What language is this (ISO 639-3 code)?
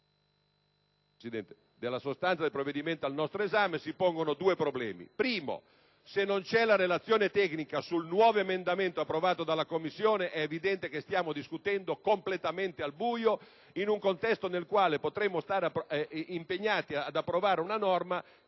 ita